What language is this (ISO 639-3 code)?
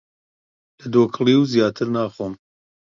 ckb